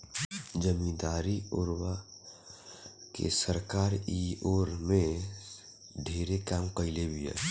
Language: Bhojpuri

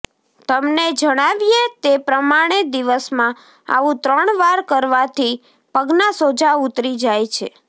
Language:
Gujarati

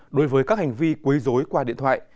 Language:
Vietnamese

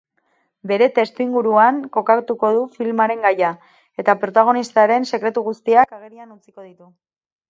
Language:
Basque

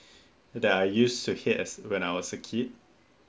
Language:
English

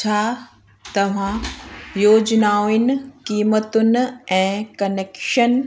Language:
Sindhi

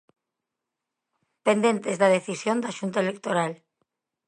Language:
Galician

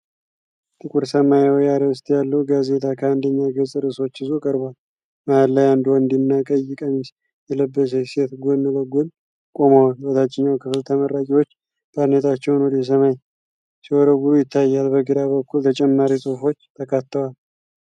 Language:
Amharic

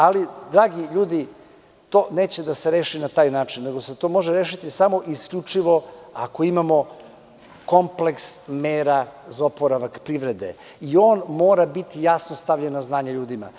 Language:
Serbian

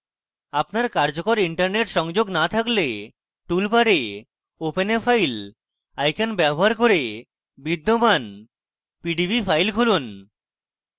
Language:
Bangla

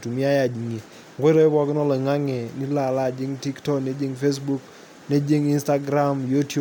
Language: Masai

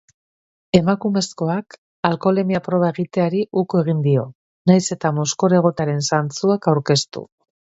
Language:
Basque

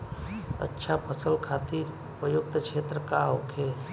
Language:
Bhojpuri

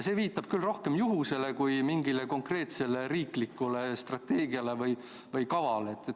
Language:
Estonian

